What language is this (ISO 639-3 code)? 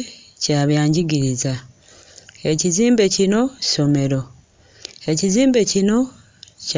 lug